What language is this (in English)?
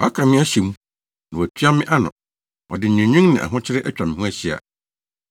Akan